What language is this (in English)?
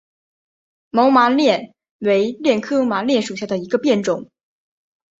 Chinese